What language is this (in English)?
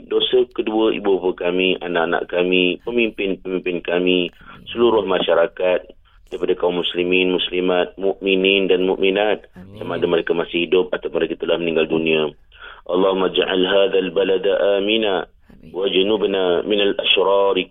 Malay